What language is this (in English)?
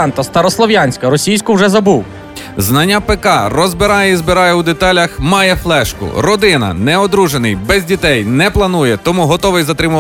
Ukrainian